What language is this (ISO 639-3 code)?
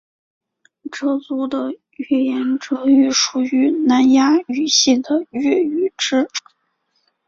zho